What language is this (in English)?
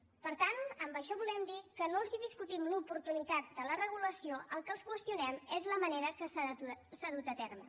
Catalan